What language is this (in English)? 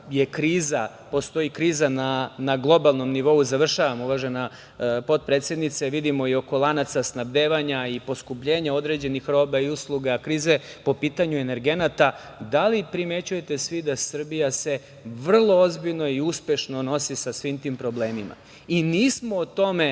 Serbian